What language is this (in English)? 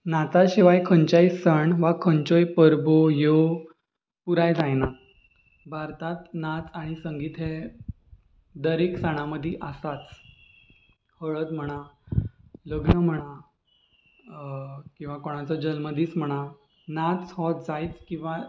Konkani